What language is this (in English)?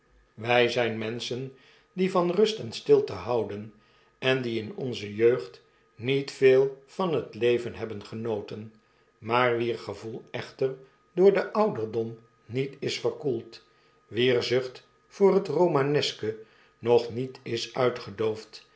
Dutch